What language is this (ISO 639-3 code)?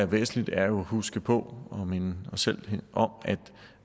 dan